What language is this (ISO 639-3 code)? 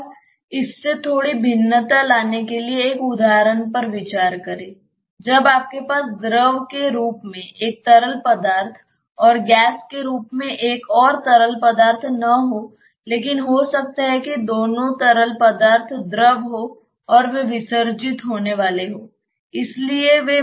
hin